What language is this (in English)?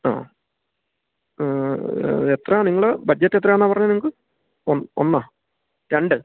Malayalam